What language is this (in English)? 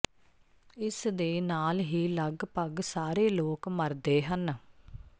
Punjabi